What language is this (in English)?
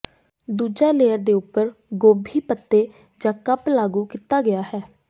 Punjabi